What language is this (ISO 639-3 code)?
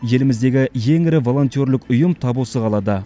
kaz